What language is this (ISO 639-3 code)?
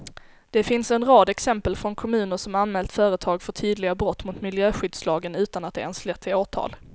swe